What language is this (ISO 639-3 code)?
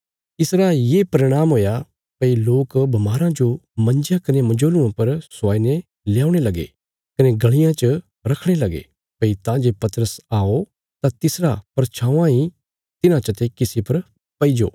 kfs